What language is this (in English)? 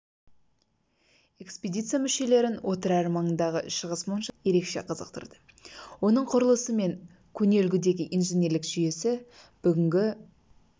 Kazakh